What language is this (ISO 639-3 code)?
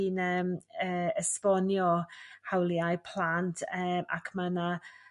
cym